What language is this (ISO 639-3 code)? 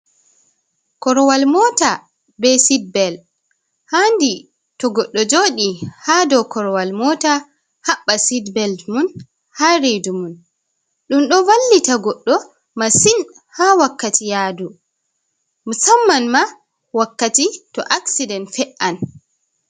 ful